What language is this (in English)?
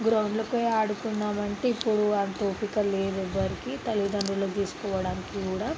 Telugu